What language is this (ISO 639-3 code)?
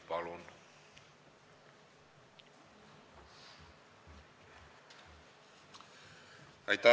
est